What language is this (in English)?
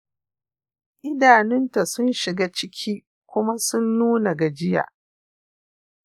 Hausa